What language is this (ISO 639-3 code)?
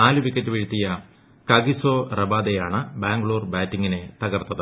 mal